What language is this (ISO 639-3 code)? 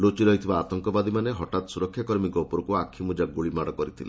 ori